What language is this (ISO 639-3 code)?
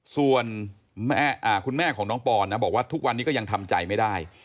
tha